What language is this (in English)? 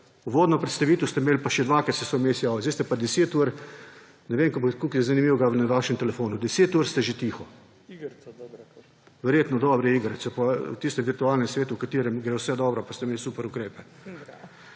Slovenian